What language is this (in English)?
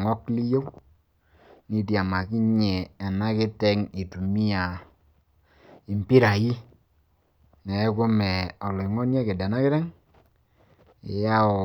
Masai